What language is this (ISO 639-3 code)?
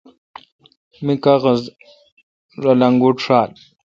xka